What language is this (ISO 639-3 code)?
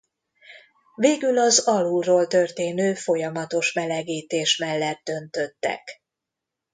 hun